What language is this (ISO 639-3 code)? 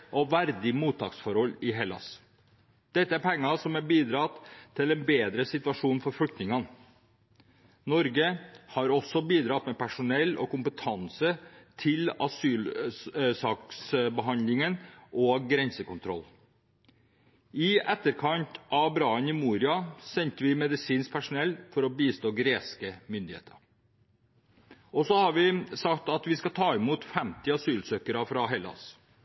nob